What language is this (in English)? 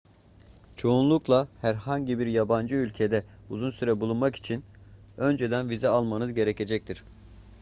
Turkish